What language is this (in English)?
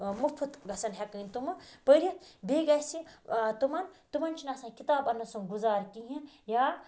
Kashmiri